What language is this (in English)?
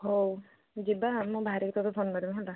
Odia